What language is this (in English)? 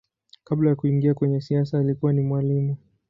Swahili